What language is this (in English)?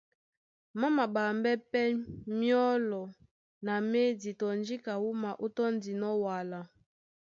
Duala